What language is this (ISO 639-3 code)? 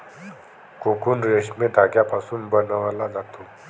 mar